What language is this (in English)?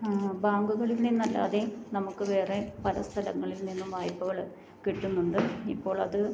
Malayalam